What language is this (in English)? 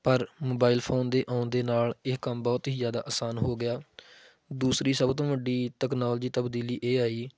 Punjabi